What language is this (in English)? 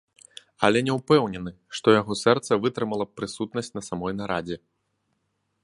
Belarusian